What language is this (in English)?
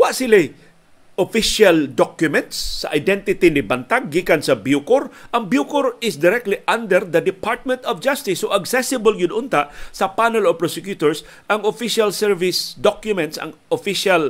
Filipino